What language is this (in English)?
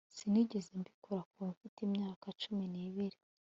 Kinyarwanda